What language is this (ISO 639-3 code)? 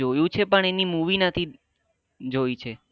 guj